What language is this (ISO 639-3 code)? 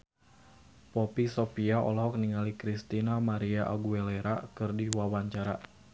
sun